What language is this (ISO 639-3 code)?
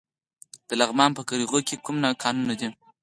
pus